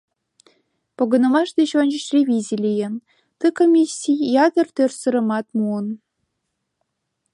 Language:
Mari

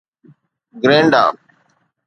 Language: Sindhi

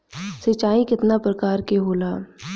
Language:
Bhojpuri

